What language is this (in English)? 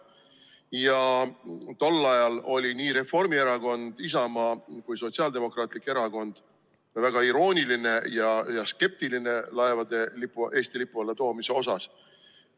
Estonian